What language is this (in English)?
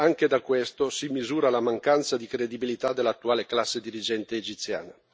Italian